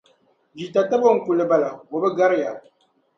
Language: Dagbani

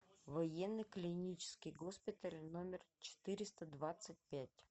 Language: Russian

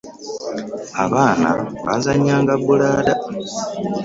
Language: Ganda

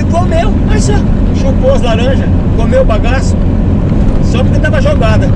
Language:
Portuguese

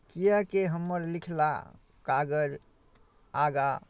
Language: Maithili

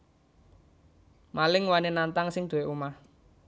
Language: Javanese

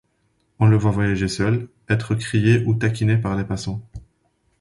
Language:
French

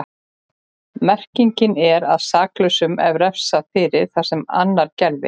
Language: Icelandic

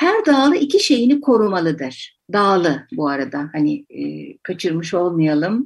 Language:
Turkish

